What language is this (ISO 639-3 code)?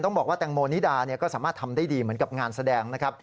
tha